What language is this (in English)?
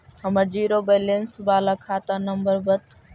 Magahi